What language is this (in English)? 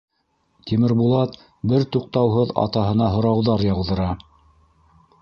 Bashkir